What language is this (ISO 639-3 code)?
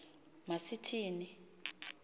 xho